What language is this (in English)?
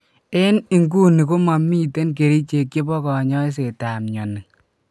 Kalenjin